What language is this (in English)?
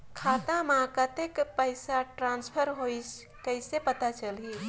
Chhattisgarhi